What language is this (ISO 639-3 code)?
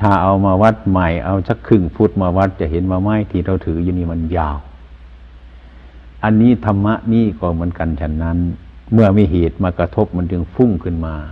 tha